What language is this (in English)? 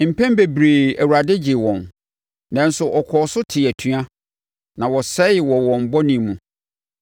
Akan